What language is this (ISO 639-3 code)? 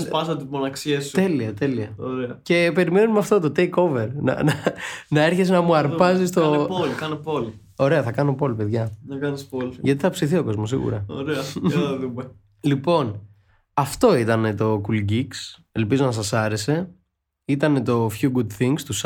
ell